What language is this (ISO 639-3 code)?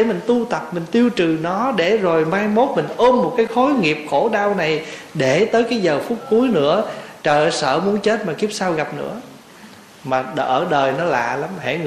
vie